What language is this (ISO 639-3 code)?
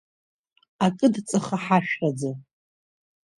abk